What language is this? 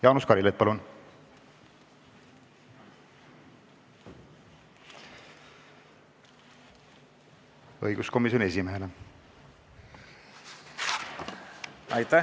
Estonian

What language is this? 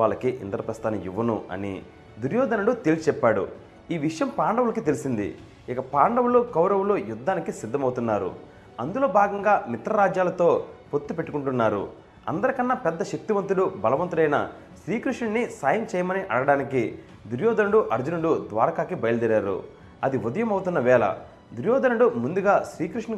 Telugu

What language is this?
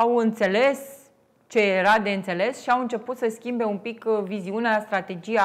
Romanian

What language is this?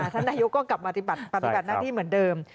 Thai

